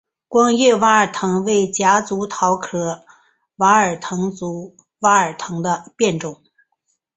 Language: Chinese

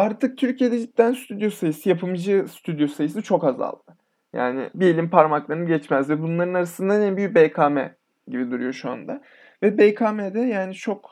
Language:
Turkish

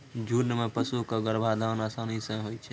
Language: Maithili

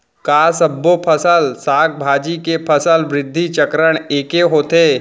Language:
Chhattisgarhi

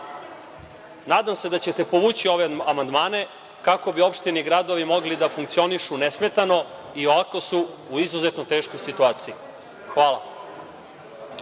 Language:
Serbian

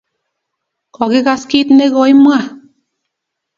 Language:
Kalenjin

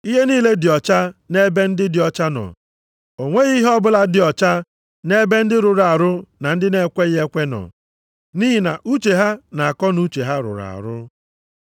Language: Igbo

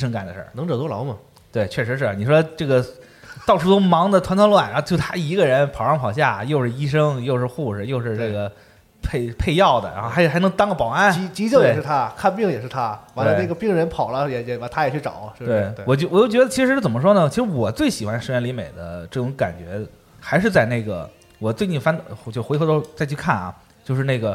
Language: Chinese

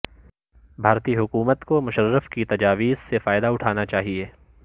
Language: Urdu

